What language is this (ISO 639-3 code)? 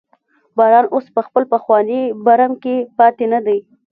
pus